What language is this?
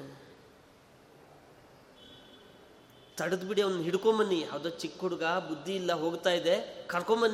Kannada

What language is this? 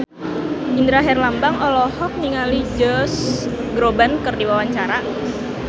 Sundanese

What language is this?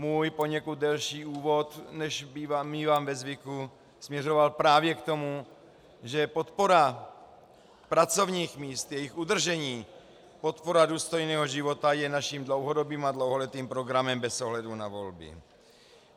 Czech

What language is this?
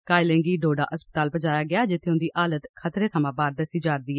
Dogri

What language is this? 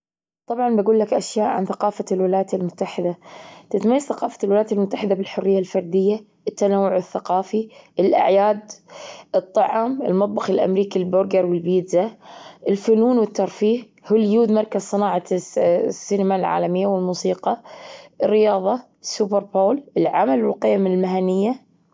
Gulf Arabic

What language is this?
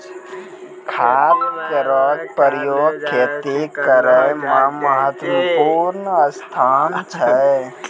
Maithili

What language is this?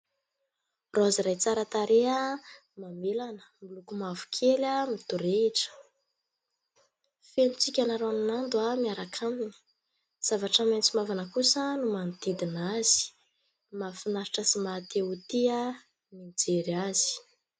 Malagasy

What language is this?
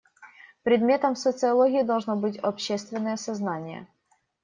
Russian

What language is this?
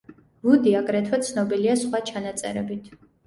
Georgian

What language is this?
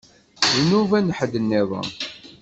Kabyle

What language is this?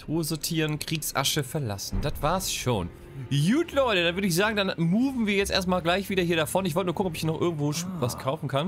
German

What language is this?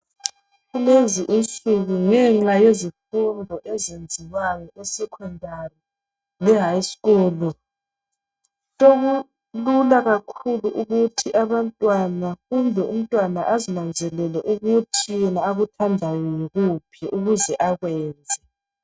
North Ndebele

